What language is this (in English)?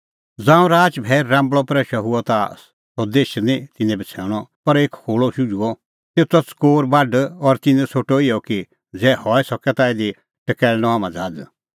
Kullu Pahari